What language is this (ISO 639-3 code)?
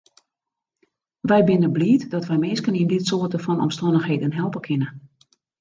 fry